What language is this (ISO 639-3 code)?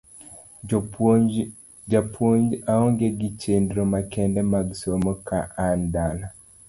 luo